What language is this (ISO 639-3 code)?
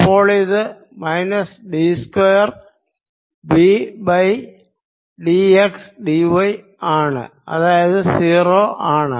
mal